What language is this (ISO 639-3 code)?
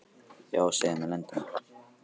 isl